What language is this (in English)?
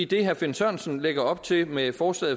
Danish